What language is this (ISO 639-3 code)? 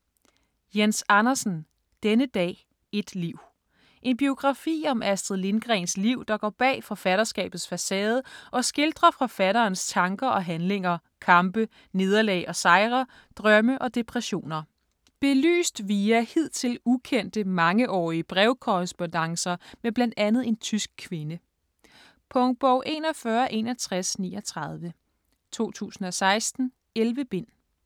dan